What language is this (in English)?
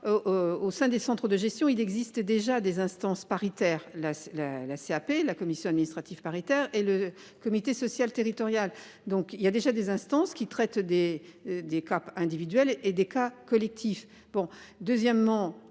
French